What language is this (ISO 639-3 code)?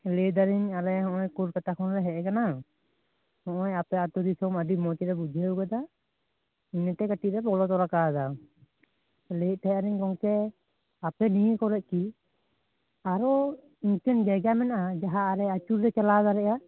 sat